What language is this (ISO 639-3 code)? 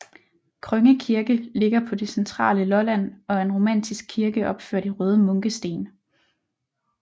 dan